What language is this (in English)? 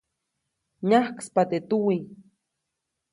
Copainalá Zoque